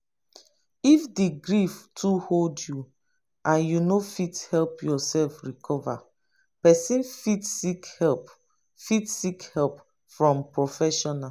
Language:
Nigerian Pidgin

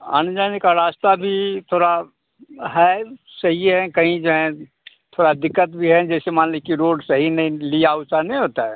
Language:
Hindi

